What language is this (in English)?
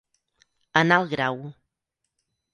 Catalan